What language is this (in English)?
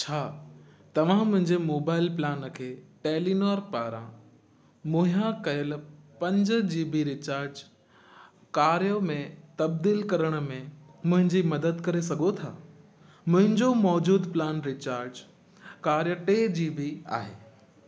Sindhi